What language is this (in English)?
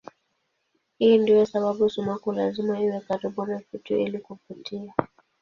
Swahili